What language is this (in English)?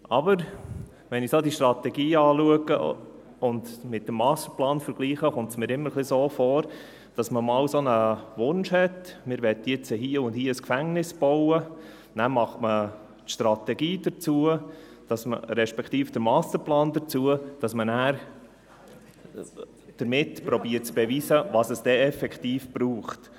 Swiss German